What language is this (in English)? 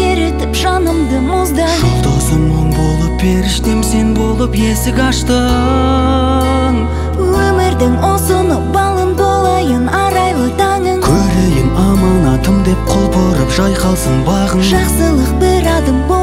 Turkish